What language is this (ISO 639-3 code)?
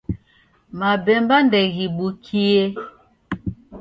dav